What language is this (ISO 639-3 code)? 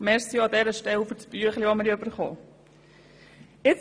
gsw